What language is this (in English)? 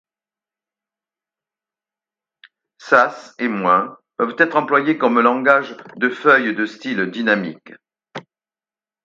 French